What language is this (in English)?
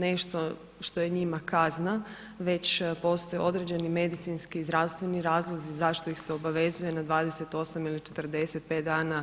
Croatian